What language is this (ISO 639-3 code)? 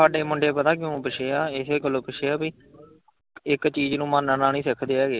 pan